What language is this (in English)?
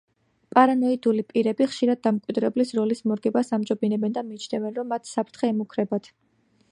Georgian